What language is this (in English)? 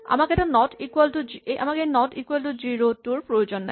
Assamese